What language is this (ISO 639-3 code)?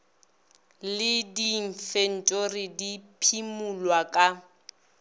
nso